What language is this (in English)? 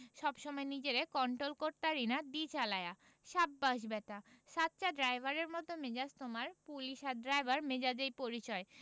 Bangla